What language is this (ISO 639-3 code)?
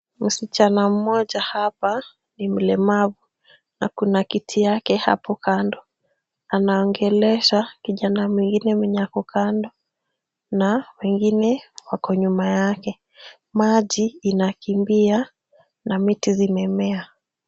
swa